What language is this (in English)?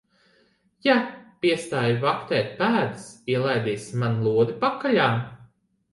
Latvian